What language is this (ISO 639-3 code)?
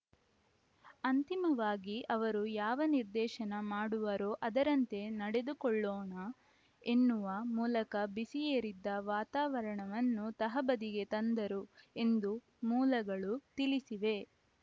kan